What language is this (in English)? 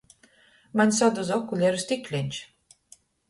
Latgalian